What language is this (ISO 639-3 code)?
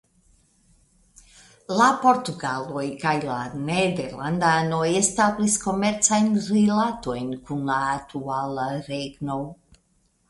epo